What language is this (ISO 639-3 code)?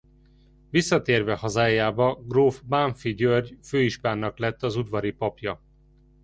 hun